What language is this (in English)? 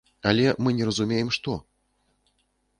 Belarusian